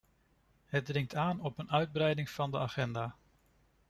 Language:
Dutch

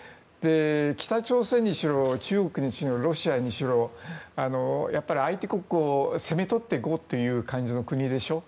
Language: Japanese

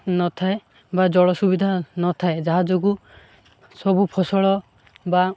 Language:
Odia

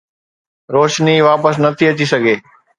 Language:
Sindhi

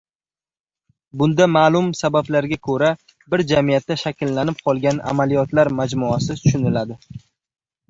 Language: Uzbek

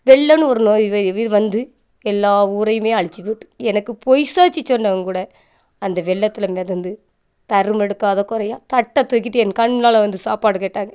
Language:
Tamil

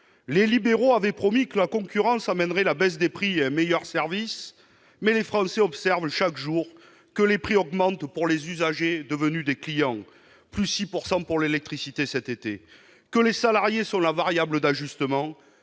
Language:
French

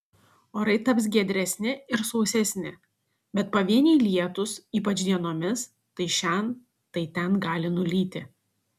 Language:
Lithuanian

